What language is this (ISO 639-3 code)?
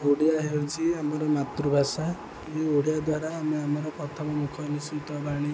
ori